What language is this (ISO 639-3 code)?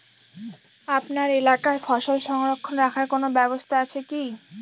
ben